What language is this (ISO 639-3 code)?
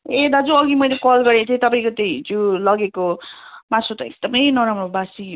nep